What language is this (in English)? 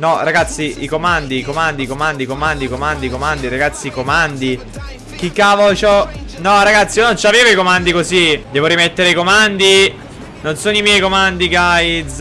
Italian